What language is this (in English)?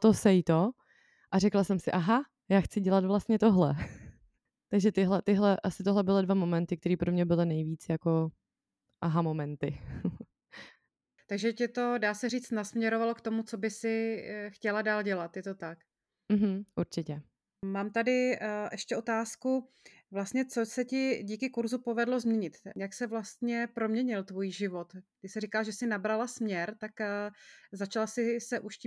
Czech